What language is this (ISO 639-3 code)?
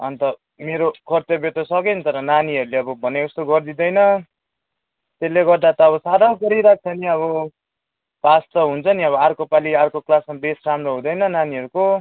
nep